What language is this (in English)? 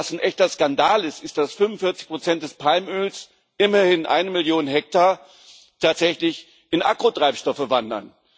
German